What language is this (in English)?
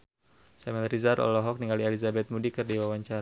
Sundanese